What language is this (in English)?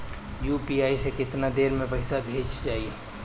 Bhojpuri